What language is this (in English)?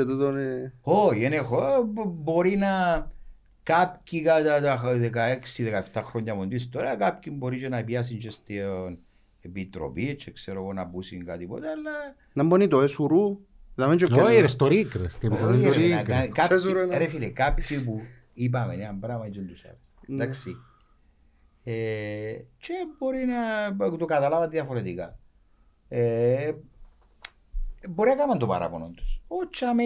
Greek